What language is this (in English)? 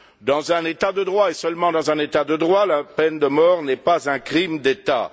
French